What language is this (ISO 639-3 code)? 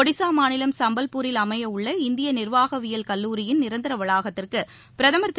tam